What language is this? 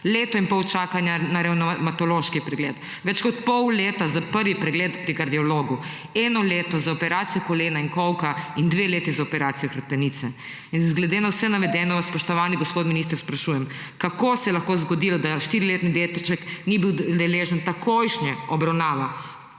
Slovenian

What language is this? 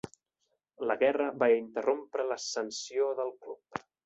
Catalan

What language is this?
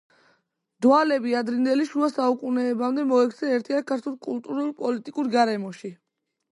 Georgian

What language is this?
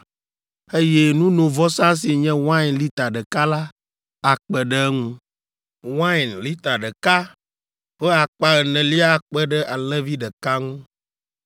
Ewe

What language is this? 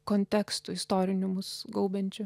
Lithuanian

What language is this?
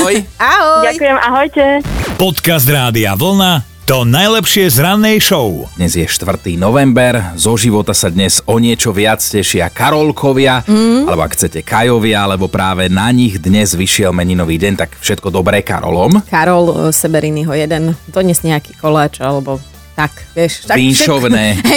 Slovak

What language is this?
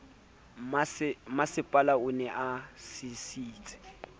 Southern Sotho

